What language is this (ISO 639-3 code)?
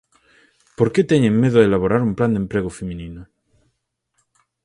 glg